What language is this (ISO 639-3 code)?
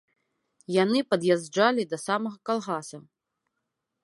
bel